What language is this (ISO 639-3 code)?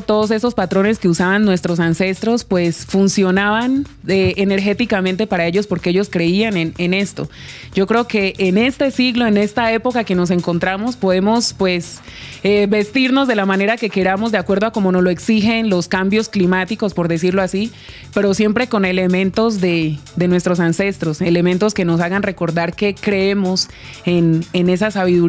spa